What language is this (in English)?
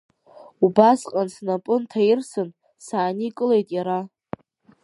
Abkhazian